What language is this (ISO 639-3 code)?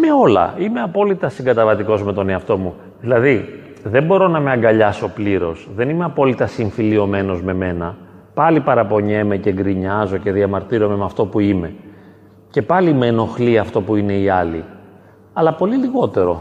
ell